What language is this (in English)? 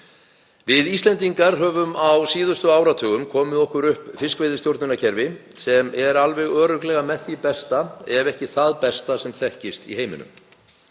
Icelandic